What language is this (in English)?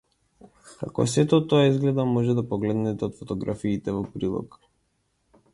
Macedonian